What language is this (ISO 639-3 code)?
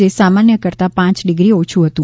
guj